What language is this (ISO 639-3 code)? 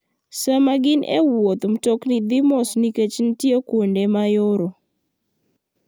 luo